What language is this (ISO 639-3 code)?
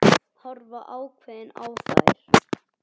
isl